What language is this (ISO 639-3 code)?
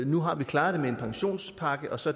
dan